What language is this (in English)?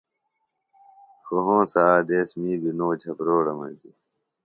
Phalura